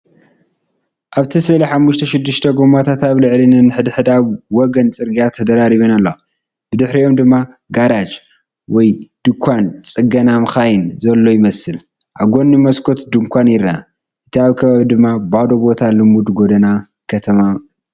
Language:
Tigrinya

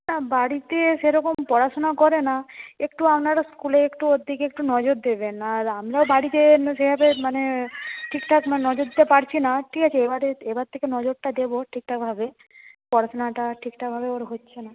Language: Bangla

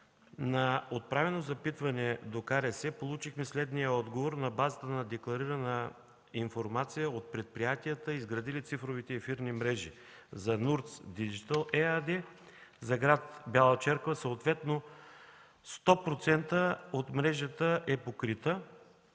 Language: Bulgarian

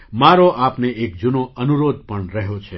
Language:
Gujarati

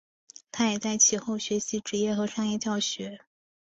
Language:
Chinese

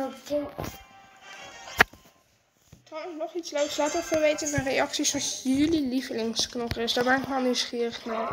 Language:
Dutch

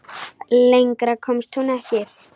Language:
Icelandic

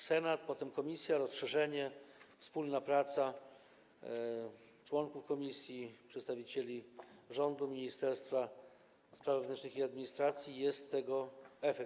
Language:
Polish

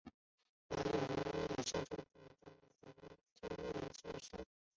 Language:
Chinese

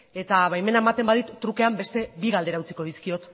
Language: Basque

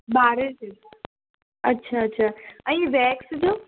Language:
Sindhi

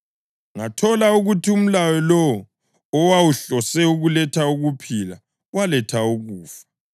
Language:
North Ndebele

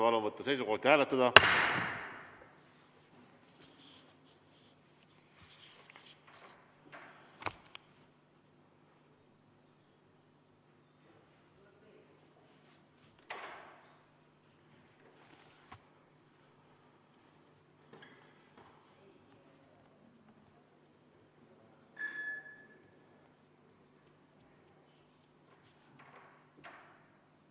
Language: Estonian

